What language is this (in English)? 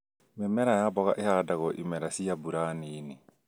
Kikuyu